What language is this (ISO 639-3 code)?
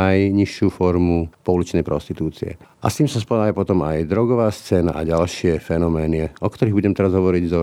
slk